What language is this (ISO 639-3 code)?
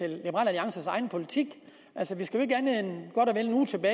dan